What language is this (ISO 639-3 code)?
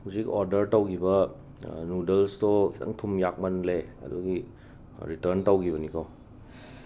mni